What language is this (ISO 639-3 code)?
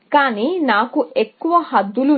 tel